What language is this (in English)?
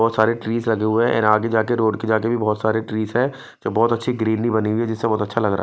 Hindi